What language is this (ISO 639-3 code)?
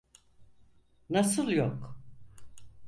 tur